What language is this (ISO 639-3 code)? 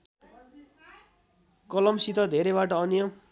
nep